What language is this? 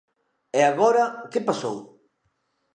Galician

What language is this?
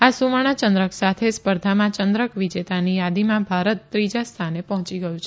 Gujarati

